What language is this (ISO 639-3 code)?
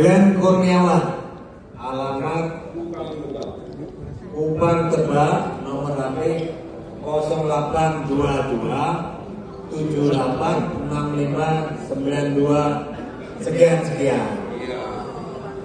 ind